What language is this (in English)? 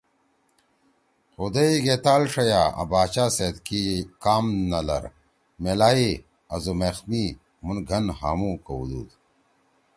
Torwali